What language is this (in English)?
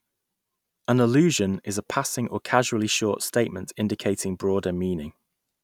English